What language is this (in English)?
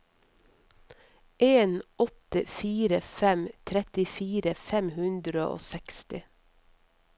Norwegian